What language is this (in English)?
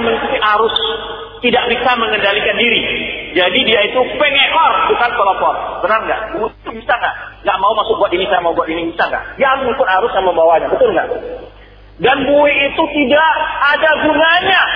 Malay